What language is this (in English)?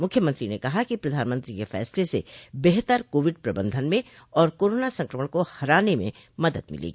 Hindi